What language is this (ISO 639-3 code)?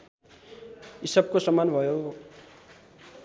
nep